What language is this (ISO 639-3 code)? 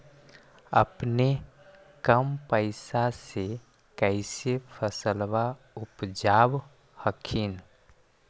mag